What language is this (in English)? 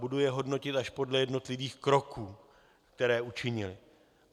Czech